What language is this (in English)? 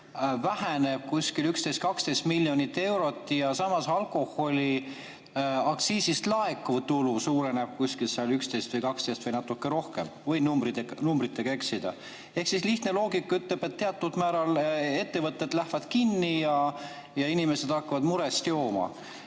Estonian